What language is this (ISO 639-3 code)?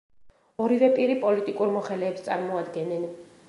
kat